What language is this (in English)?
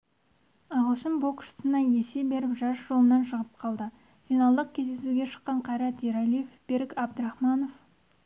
Kazakh